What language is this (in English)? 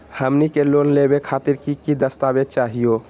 Magahi